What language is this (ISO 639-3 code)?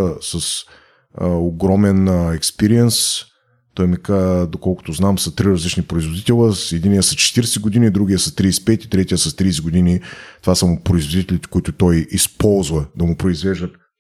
bul